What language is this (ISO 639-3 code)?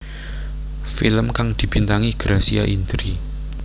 jav